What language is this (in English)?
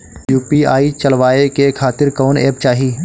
Bhojpuri